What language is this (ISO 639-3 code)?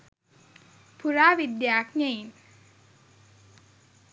sin